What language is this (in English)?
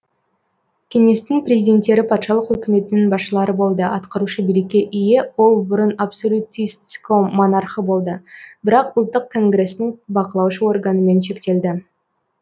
Kazakh